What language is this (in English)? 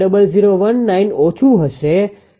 Gujarati